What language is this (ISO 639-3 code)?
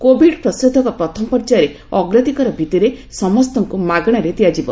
ori